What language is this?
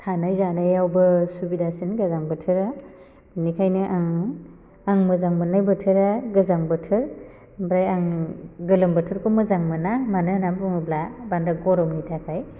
Bodo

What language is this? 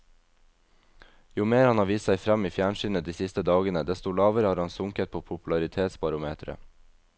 Norwegian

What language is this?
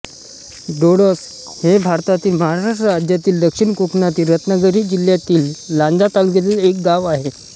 Marathi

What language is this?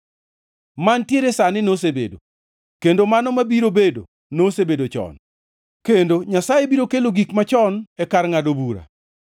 Luo (Kenya and Tanzania)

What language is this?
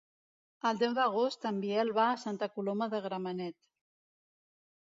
Catalan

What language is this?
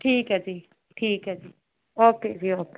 Punjabi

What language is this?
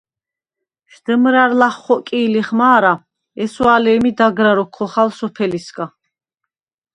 Svan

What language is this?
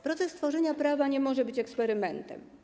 Polish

